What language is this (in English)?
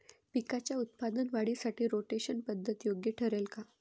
Marathi